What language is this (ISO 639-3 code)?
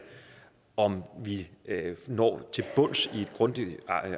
dan